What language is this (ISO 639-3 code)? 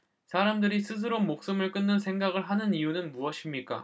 kor